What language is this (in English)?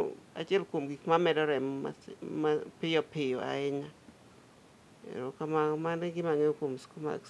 Luo (Kenya and Tanzania)